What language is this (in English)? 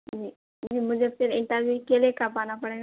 Urdu